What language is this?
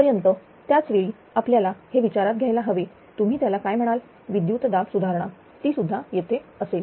Marathi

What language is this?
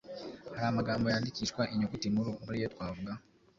Kinyarwanda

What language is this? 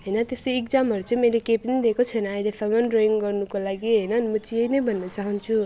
Nepali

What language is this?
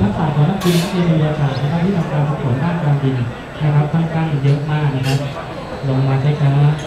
Thai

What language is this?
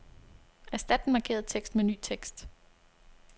Danish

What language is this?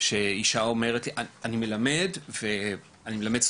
Hebrew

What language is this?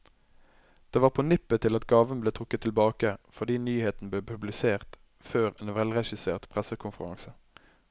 Norwegian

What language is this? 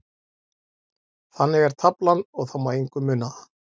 Icelandic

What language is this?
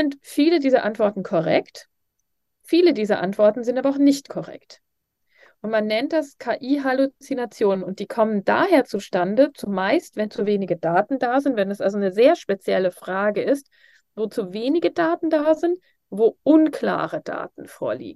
German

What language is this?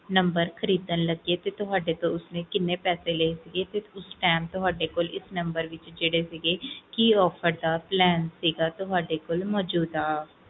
Punjabi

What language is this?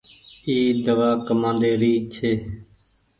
Goaria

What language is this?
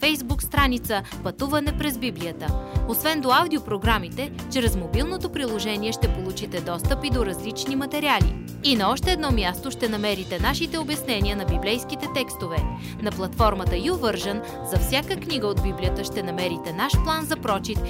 Bulgarian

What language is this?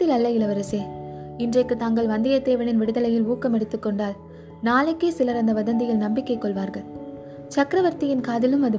Tamil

